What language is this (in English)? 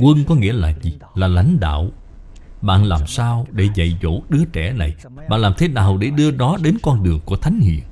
Vietnamese